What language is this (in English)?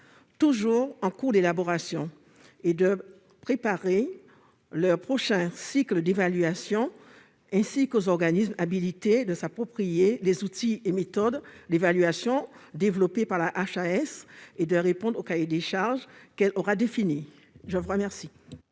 French